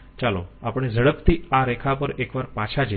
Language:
Gujarati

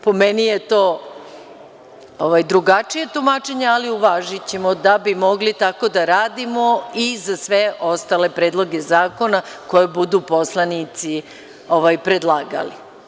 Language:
Serbian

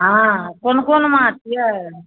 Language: Maithili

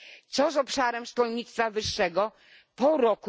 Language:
Polish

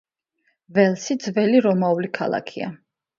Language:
Georgian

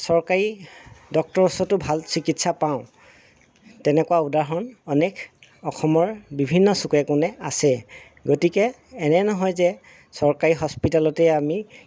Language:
Assamese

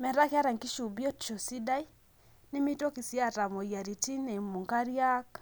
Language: Masai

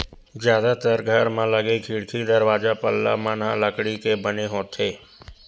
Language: Chhattisgarhi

